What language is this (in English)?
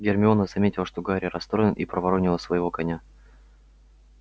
Russian